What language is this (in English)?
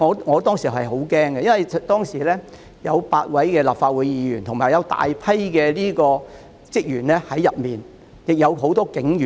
Cantonese